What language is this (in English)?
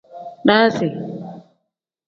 Tem